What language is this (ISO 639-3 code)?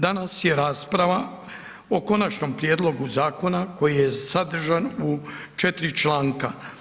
hrv